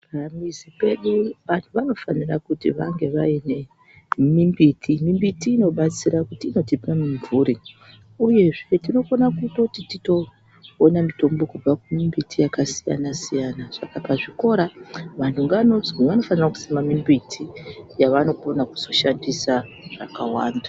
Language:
Ndau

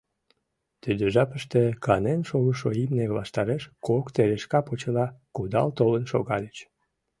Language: Mari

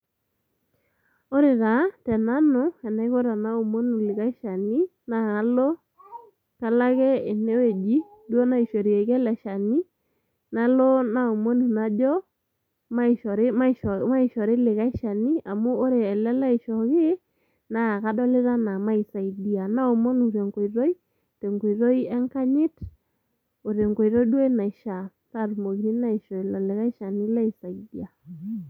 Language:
Masai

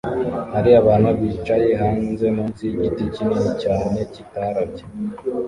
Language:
Kinyarwanda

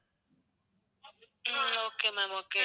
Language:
Tamil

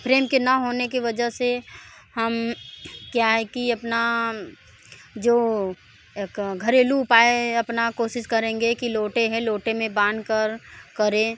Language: Hindi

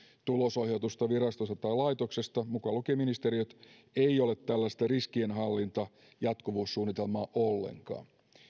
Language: Finnish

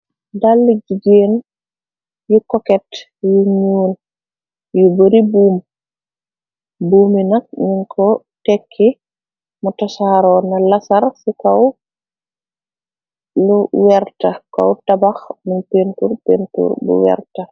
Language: Wolof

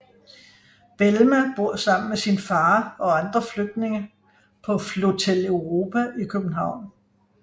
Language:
Danish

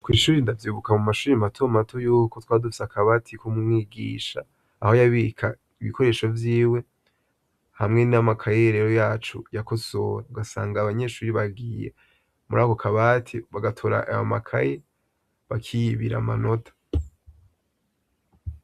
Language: Rundi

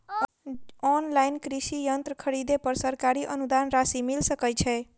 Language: Maithili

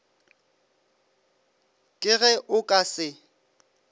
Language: Northern Sotho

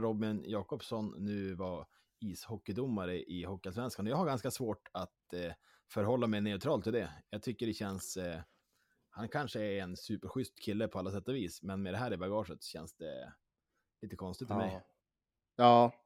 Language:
Swedish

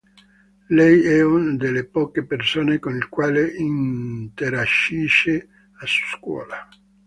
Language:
Italian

